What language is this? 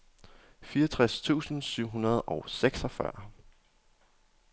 Danish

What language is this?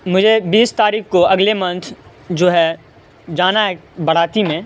Urdu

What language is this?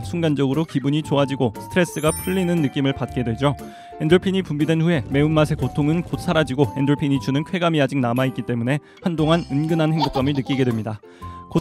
Korean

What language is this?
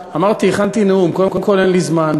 Hebrew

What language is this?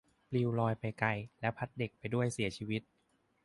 Thai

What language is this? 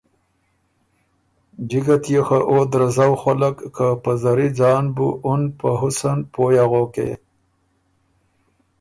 Ormuri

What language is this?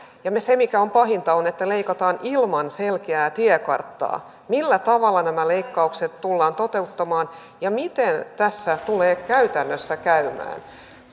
Finnish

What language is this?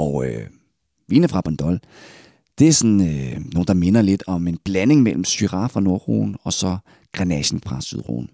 Danish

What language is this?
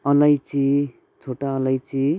Nepali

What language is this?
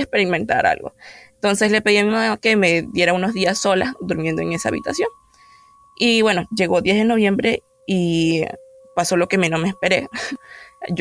Spanish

